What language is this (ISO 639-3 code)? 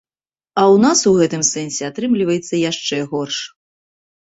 bel